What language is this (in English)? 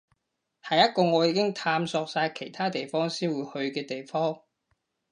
Cantonese